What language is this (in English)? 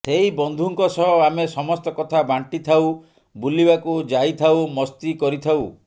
Odia